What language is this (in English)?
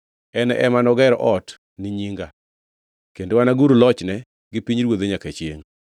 Luo (Kenya and Tanzania)